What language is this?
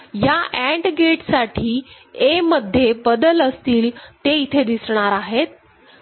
Marathi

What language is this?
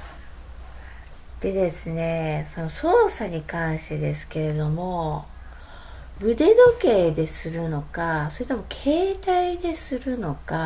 Japanese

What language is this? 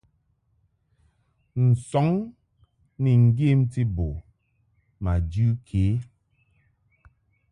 Mungaka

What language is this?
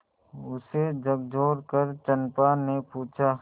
Hindi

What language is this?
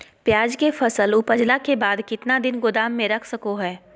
Magahi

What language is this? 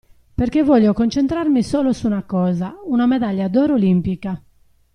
Italian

